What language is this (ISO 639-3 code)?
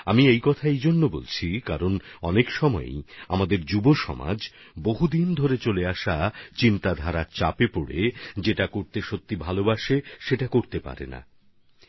ben